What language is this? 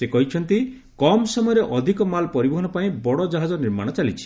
Odia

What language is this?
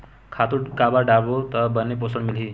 Chhattisgarhi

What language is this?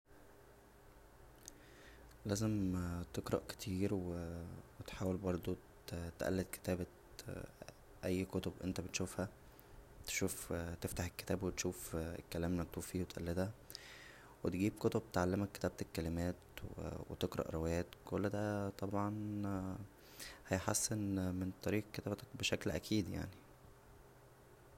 Egyptian Arabic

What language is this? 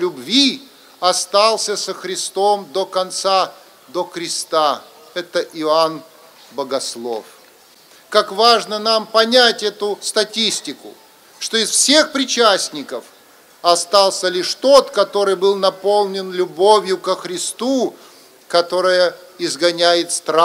Russian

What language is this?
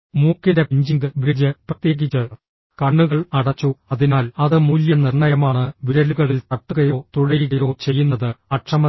Malayalam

